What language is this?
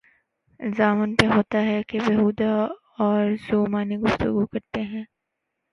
Urdu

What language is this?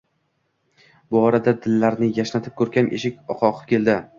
Uzbek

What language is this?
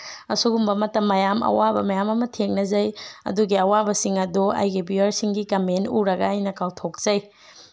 Manipuri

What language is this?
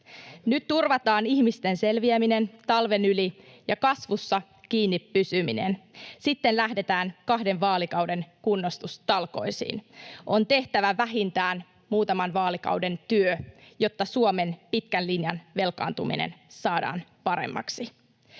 Finnish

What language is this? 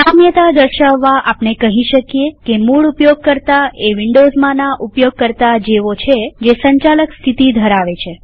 Gujarati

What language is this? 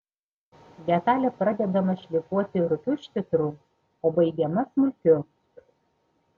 Lithuanian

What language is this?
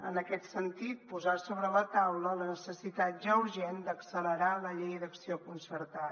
Catalan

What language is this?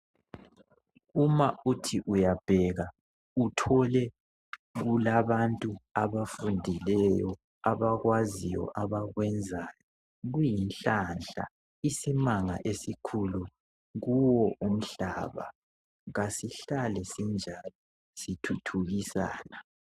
North Ndebele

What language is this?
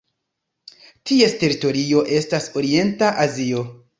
Esperanto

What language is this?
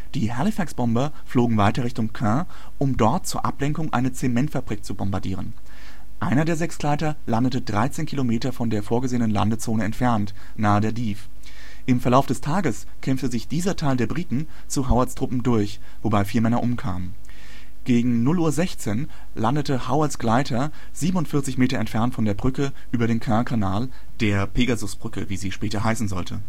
German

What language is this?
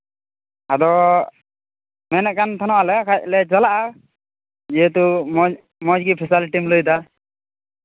Santali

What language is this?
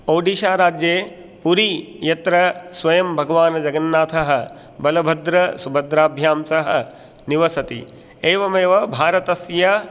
Sanskrit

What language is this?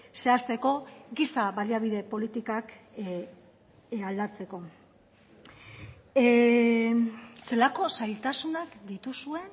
Basque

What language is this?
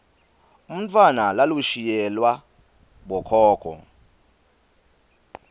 Swati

